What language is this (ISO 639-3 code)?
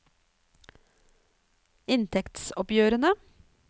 nor